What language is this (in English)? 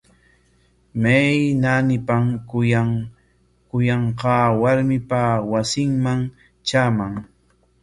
Corongo Ancash Quechua